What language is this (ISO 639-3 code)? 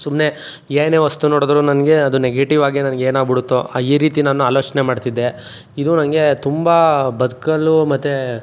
kan